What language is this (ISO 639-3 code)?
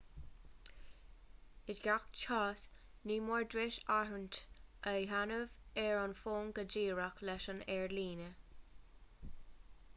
gle